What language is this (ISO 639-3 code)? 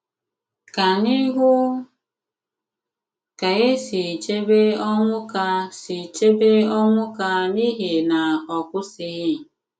ibo